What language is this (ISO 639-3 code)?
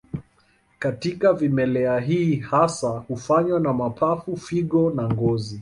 swa